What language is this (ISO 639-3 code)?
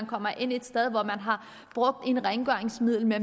dan